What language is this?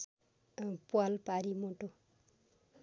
Nepali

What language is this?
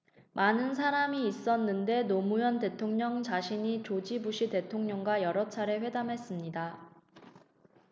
Korean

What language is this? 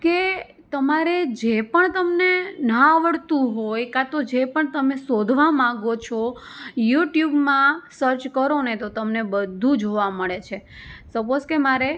Gujarati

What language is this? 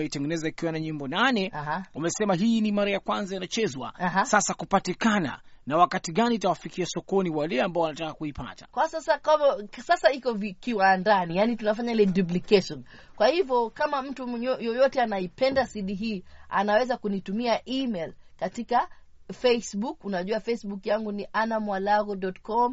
Swahili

